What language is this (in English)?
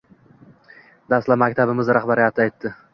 Uzbek